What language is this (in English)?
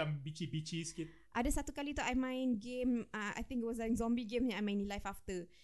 Malay